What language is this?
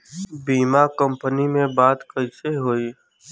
Bhojpuri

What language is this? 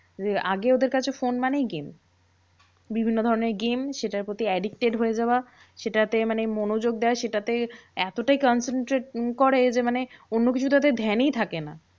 Bangla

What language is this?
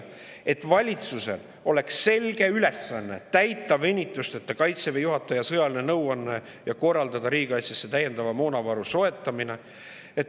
Estonian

